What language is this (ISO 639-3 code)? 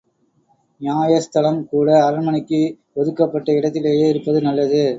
tam